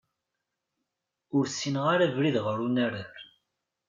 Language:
Kabyle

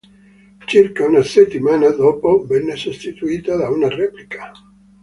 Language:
Italian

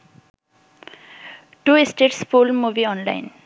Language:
Bangla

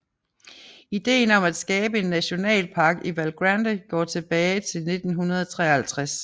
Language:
Danish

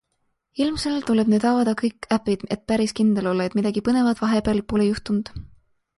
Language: Estonian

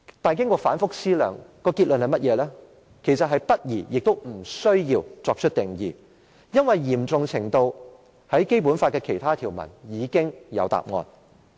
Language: Cantonese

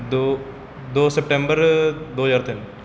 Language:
Punjabi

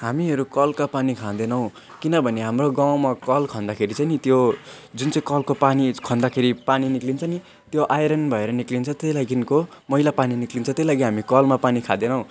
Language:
Nepali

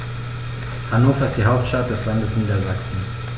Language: German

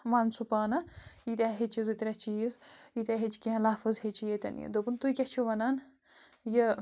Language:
Kashmiri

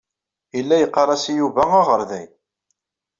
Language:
Kabyle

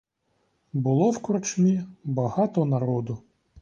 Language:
Ukrainian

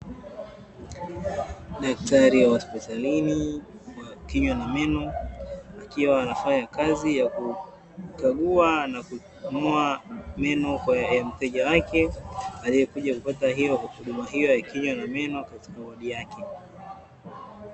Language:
Swahili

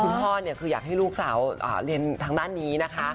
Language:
Thai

